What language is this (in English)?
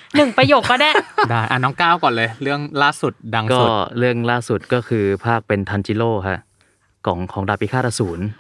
Thai